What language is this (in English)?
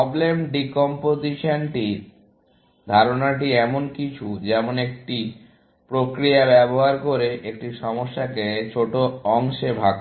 Bangla